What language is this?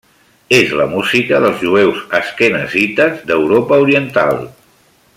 Catalan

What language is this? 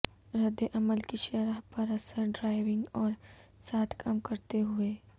Urdu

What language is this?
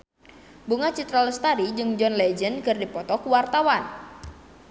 Sundanese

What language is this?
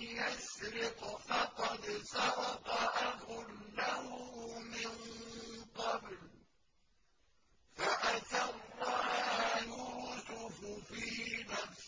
Arabic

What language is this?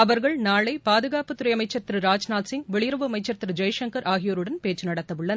Tamil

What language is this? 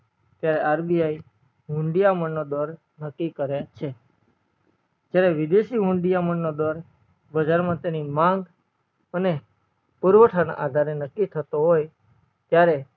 Gujarati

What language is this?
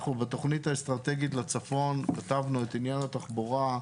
Hebrew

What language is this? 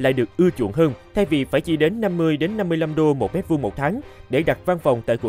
Vietnamese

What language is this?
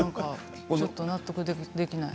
Japanese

